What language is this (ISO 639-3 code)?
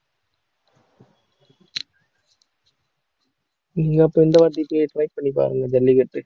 tam